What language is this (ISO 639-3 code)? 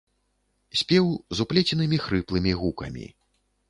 bel